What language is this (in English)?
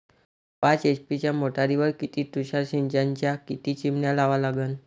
Marathi